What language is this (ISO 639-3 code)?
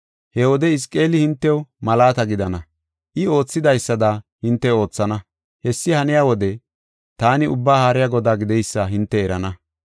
gof